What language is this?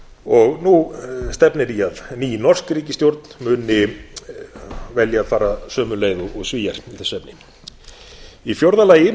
Icelandic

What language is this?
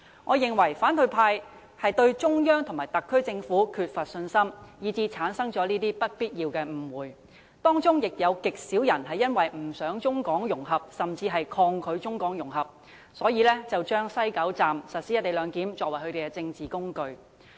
Cantonese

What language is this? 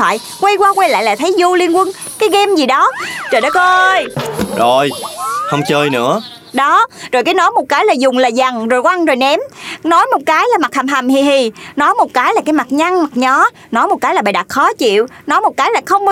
Vietnamese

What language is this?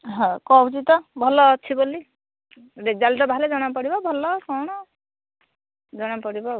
Odia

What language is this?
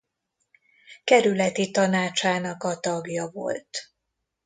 Hungarian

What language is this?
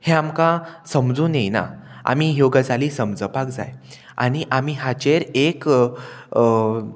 Konkani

